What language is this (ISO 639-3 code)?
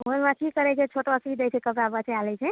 mai